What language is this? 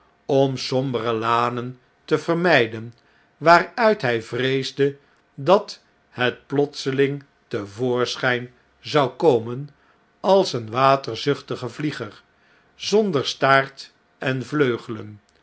Dutch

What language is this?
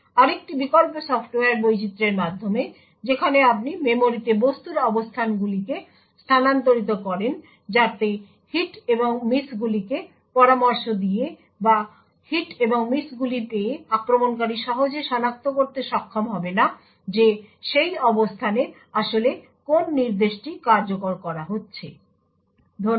Bangla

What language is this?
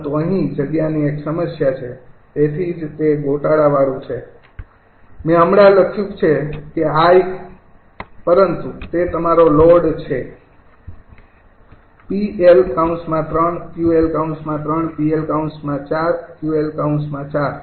Gujarati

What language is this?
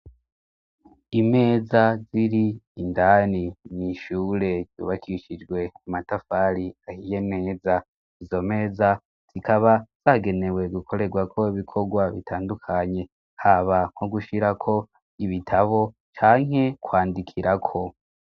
Rundi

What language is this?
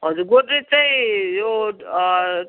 Nepali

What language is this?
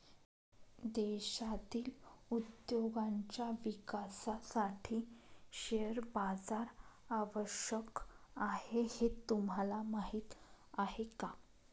Marathi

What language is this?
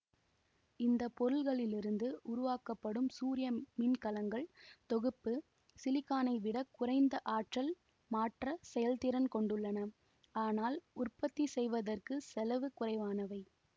Tamil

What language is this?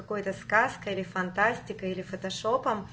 Russian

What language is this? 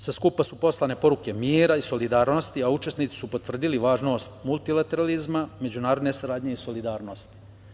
Serbian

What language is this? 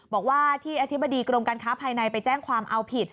Thai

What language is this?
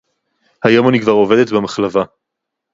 Hebrew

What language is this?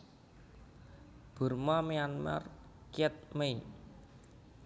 Javanese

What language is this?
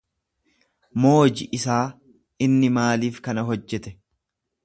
Oromo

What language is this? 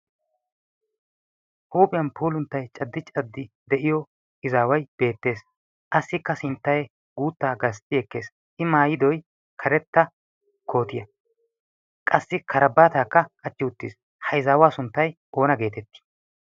Wolaytta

